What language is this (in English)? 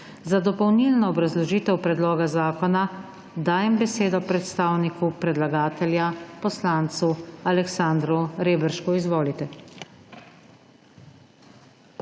Slovenian